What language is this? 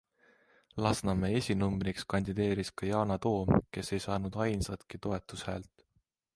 Estonian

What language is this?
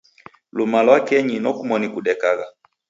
Taita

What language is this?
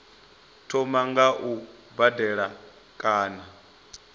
Venda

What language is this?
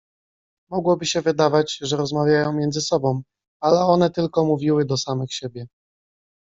Polish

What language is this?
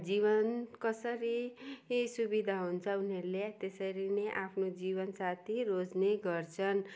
Nepali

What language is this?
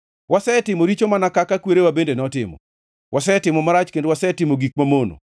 Luo (Kenya and Tanzania)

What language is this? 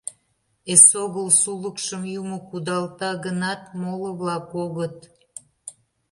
Mari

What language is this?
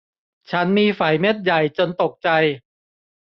Thai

